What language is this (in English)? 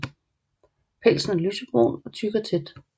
Danish